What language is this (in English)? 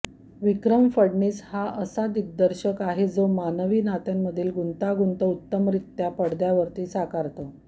Marathi